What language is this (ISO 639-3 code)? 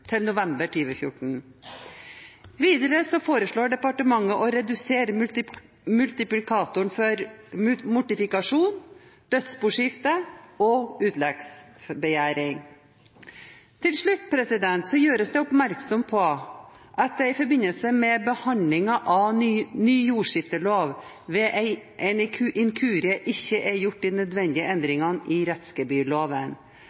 nob